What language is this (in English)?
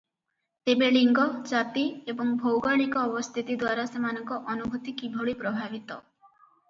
Odia